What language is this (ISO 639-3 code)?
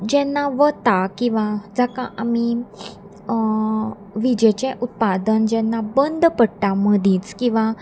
kok